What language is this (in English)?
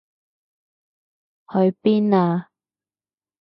Cantonese